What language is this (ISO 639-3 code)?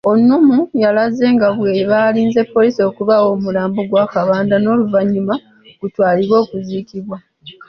lug